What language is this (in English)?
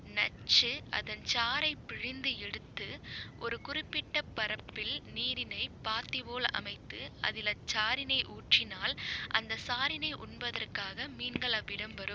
Tamil